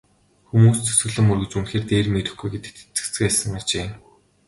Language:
Mongolian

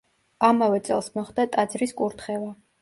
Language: Georgian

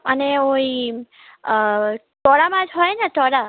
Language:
Bangla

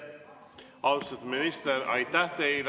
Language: Estonian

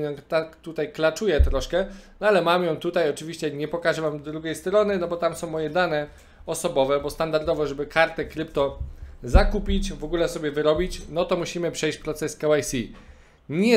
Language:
Polish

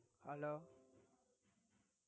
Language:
Tamil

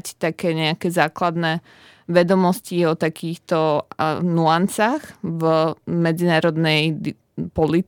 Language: Slovak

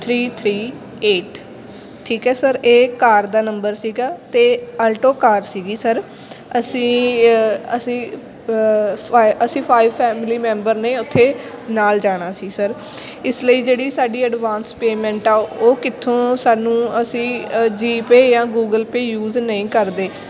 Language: Punjabi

